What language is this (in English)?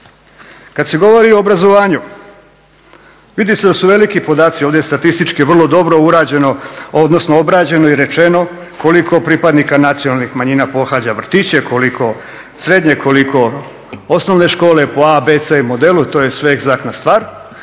Croatian